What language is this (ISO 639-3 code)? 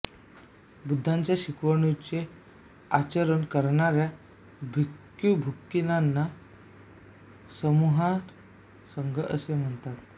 mar